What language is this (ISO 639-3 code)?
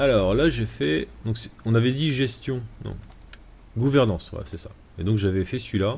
fra